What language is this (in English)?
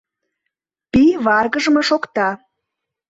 Mari